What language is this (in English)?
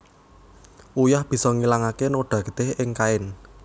Javanese